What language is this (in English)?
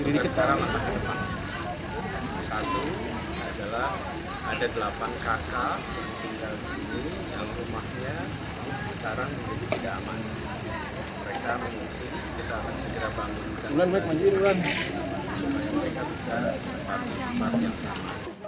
Indonesian